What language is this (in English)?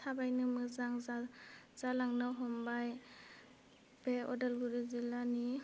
Bodo